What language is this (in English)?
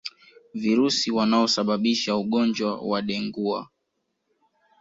Swahili